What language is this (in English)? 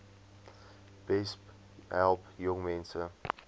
Afrikaans